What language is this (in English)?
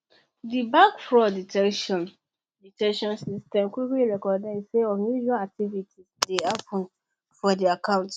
Nigerian Pidgin